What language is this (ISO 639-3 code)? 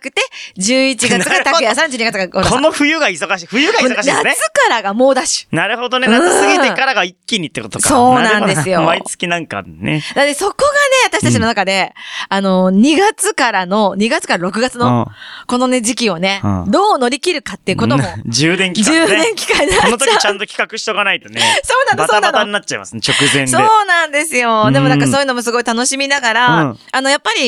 jpn